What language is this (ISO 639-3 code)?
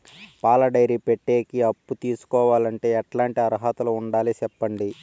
tel